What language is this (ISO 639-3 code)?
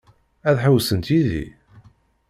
kab